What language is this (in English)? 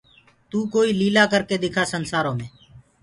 Gurgula